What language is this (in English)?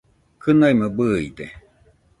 Nüpode Huitoto